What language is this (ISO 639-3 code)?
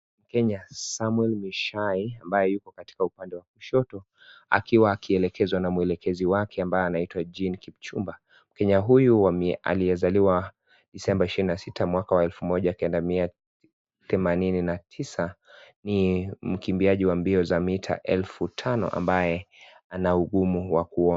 swa